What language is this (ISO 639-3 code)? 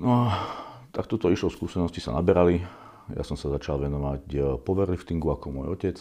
slk